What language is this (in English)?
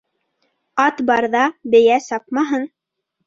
Bashkir